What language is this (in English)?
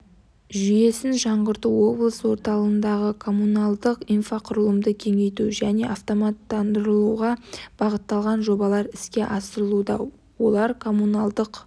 Kazakh